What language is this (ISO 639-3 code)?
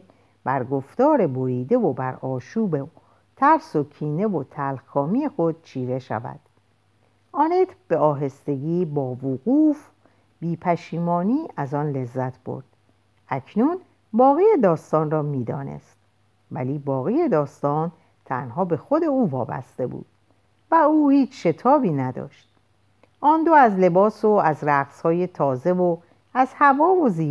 fas